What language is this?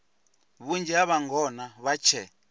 Venda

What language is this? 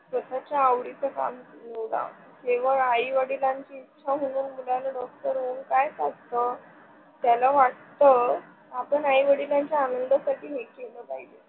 Marathi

